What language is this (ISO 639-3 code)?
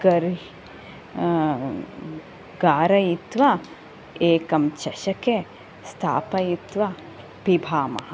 san